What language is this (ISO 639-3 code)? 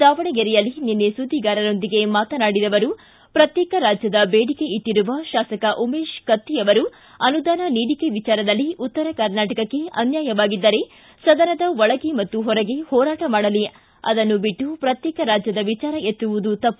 kan